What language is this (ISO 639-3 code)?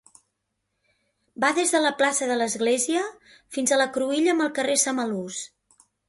cat